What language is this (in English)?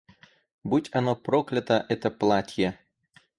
Russian